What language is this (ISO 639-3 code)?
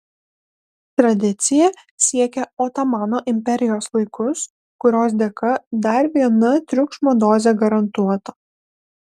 lit